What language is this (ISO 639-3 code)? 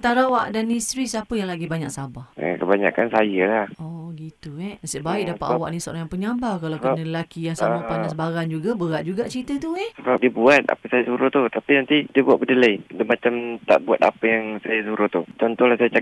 msa